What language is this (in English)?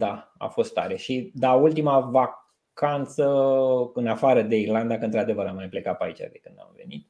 Romanian